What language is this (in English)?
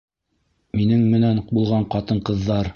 Bashkir